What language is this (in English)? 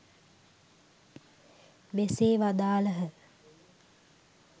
Sinhala